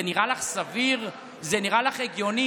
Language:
Hebrew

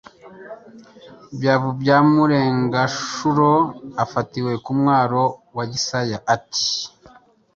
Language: Kinyarwanda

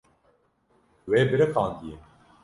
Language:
Kurdish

